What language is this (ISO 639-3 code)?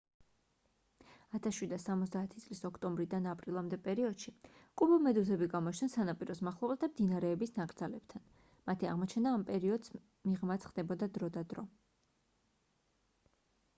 kat